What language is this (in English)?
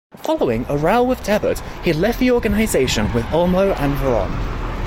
English